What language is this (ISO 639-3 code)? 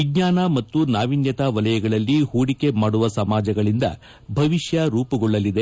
kan